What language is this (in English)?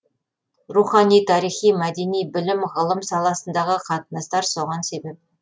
Kazakh